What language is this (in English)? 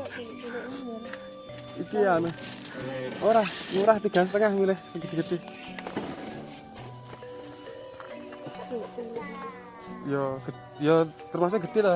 Indonesian